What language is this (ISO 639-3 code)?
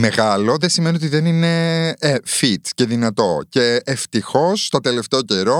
ell